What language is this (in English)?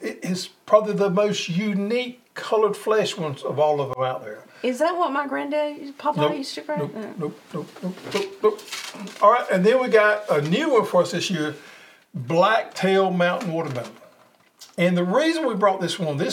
English